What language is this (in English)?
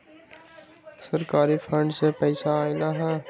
Magahi